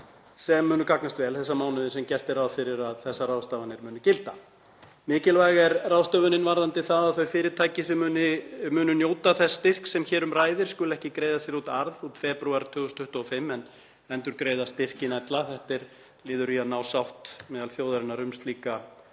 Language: Icelandic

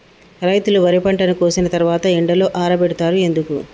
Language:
Telugu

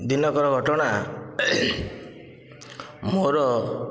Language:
Odia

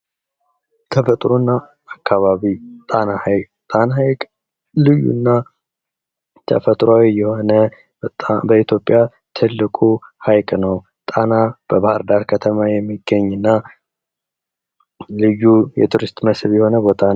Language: Amharic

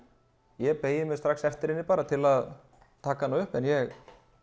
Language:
Icelandic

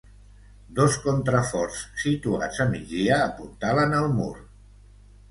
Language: Catalan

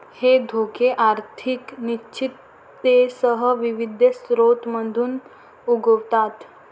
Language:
Marathi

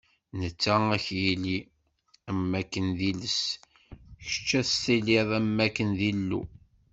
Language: Kabyle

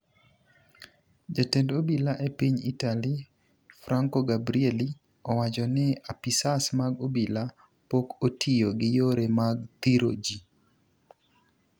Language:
Luo (Kenya and Tanzania)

